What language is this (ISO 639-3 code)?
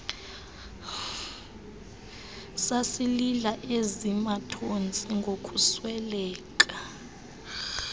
xho